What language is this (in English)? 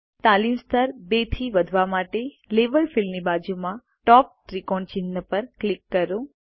Gujarati